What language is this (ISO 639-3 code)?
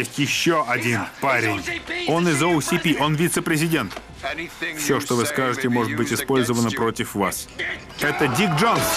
rus